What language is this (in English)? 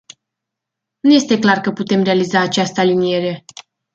Romanian